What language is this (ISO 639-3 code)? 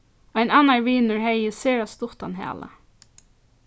fao